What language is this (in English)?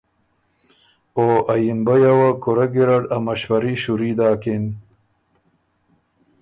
Ormuri